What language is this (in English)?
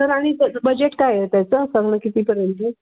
Marathi